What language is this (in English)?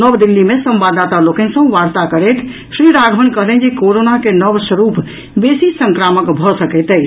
Maithili